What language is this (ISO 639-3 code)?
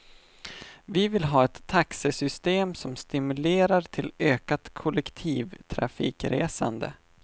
swe